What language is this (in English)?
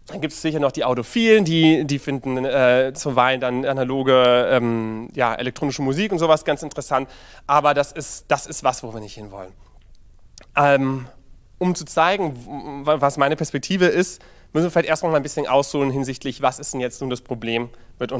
German